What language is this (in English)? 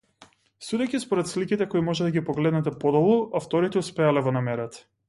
Macedonian